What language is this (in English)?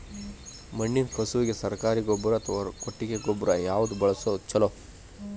Kannada